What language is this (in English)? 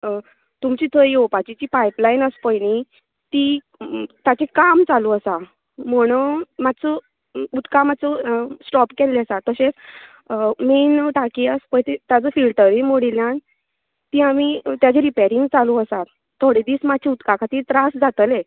Konkani